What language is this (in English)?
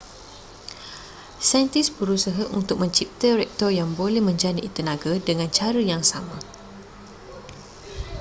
Malay